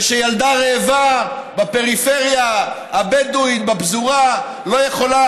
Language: Hebrew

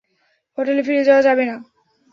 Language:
Bangla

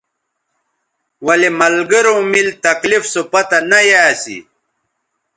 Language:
Bateri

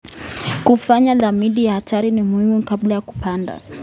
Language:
Kalenjin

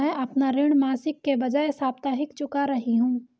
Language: Hindi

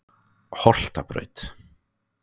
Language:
Icelandic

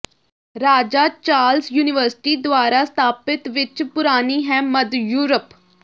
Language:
Punjabi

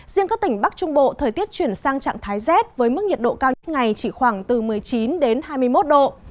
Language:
Vietnamese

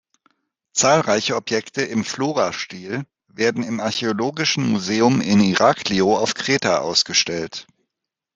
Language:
German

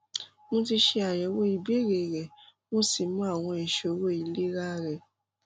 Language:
Yoruba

